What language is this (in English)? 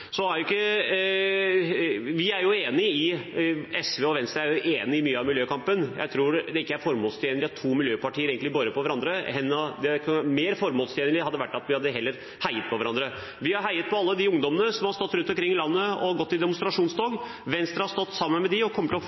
Norwegian Bokmål